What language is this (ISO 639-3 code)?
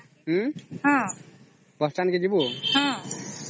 ori